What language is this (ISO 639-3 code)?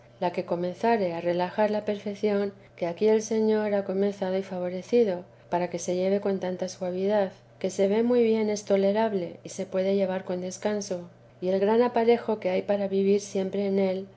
spa